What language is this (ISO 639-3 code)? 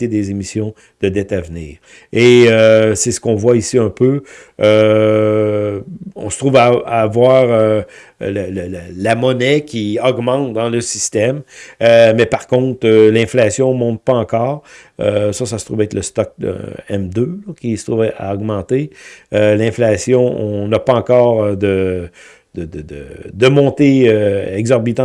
fra